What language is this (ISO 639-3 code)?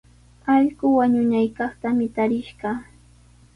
qws